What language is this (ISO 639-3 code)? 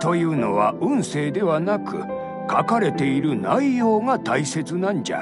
jpn